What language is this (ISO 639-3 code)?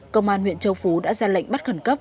vie